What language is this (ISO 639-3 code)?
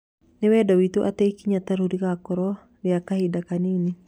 kik